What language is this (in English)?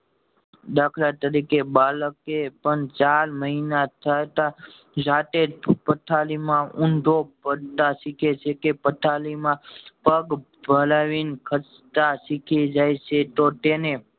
Gujarati